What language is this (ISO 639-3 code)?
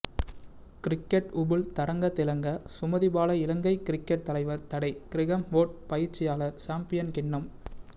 tam